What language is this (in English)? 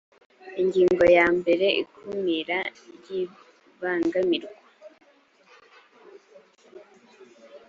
Kinyarwanda